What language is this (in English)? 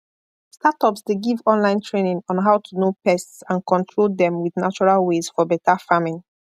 Nigerian Pidgin